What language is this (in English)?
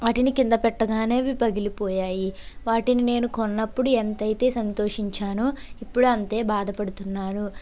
Telugu